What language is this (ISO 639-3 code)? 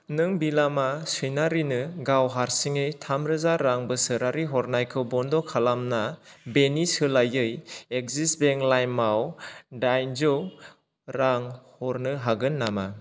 brx